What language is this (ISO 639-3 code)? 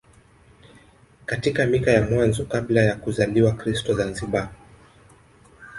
swa